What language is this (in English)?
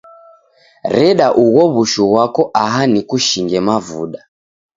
Taita